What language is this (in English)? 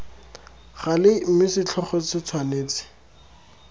Tswana